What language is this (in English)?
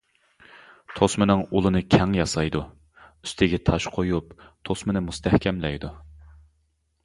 Uyghur